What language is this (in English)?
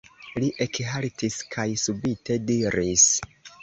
Esperanto